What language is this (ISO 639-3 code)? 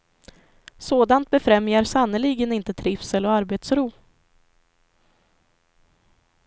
swe